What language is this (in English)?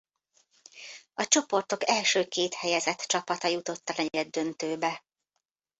Hungarian